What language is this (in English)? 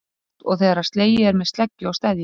Icelandic